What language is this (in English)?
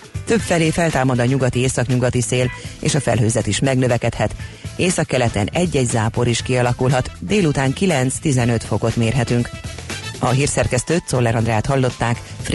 Hungarian